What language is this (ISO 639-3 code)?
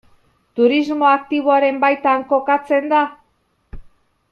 eus